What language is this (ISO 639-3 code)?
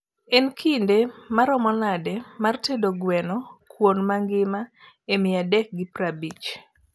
luo